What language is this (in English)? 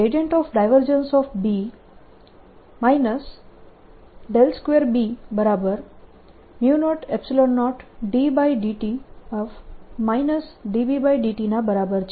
Gujarati